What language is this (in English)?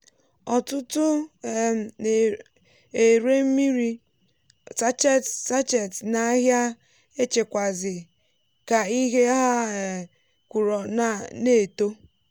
Igbo